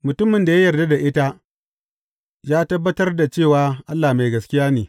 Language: Hausa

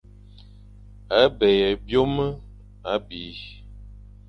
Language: Fang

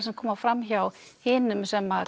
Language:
Icelandic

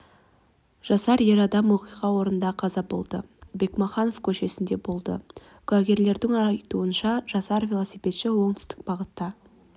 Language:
Kazakh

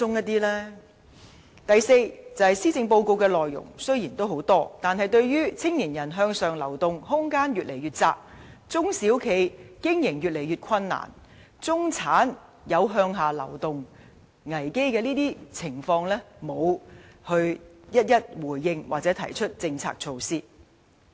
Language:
Cantonese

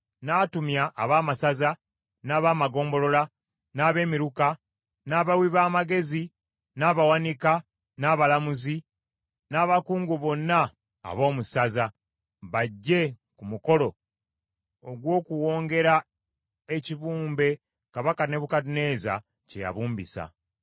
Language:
Ganda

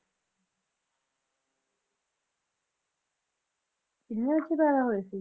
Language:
Punjabi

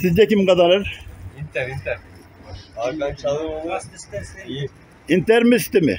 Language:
Turkish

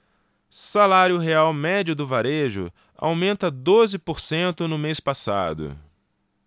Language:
Portuguese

